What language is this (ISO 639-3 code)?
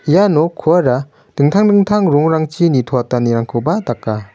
grt